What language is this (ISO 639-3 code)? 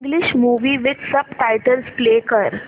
mar